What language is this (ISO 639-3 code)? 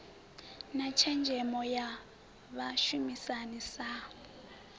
ven